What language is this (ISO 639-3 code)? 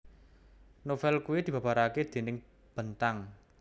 jav